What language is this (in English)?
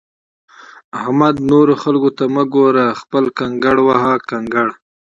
Pashto